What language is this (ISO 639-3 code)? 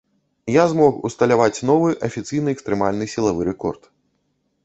bel